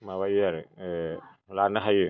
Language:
Bodo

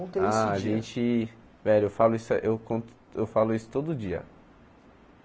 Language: Portuguese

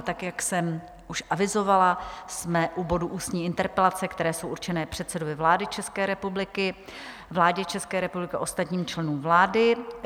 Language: Czech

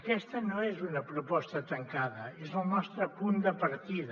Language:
Catalan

